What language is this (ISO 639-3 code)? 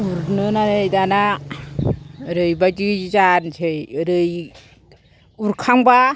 brx